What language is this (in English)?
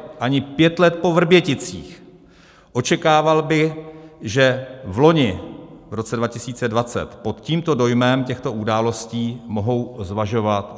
Czech